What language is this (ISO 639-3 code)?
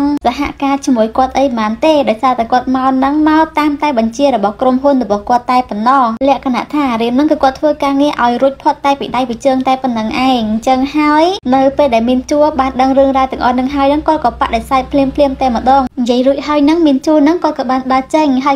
vie